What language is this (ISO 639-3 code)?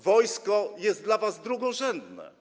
pol